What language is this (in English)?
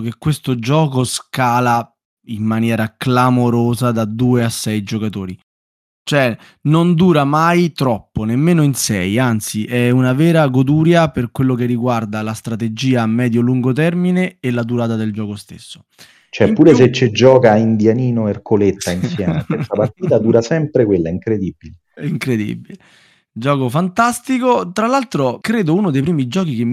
Italian